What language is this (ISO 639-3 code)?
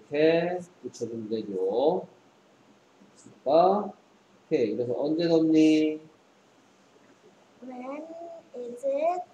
kor